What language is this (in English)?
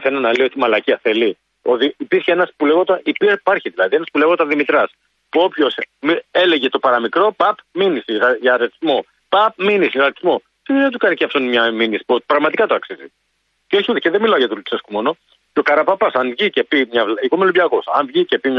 Greek